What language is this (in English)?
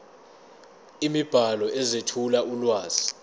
Zulu